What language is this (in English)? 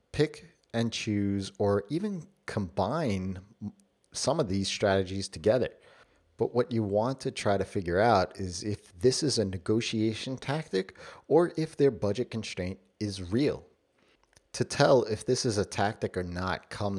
English